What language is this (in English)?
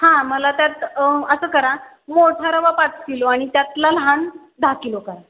Marathi